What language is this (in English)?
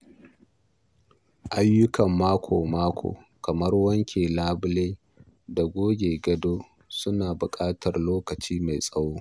Hausa